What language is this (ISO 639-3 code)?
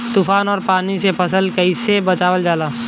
bho